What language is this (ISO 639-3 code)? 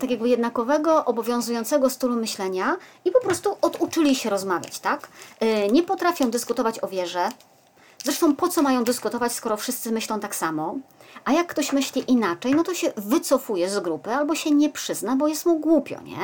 pol